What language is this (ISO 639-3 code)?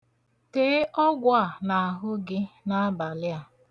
ibo